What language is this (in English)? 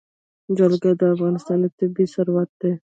Pashto